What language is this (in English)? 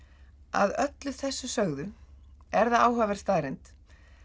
Icelandic